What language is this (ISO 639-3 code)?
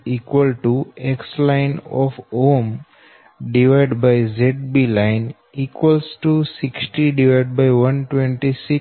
guj